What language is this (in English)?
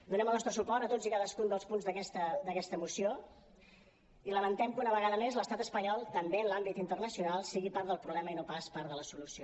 Catalan